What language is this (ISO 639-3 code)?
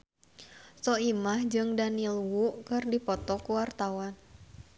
sun